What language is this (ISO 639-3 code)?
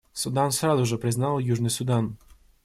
rus